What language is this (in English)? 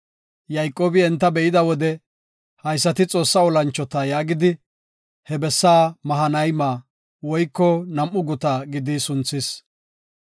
Gofa